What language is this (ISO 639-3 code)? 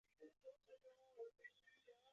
zho